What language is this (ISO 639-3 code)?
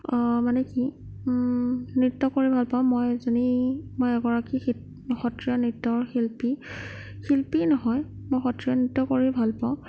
asm